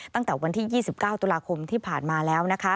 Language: Thai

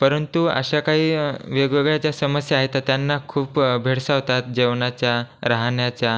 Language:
Marathi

